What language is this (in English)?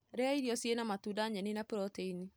Kikuyu